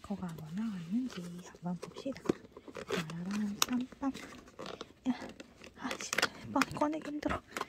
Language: Korean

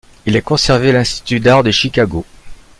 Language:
French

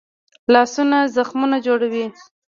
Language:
Pashto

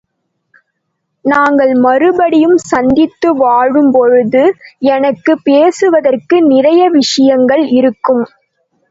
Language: Tamil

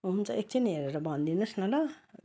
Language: Nepali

